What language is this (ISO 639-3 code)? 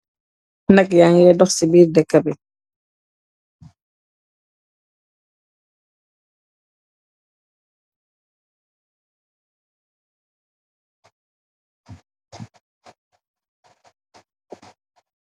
wol